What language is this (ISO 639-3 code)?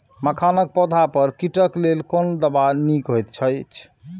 mai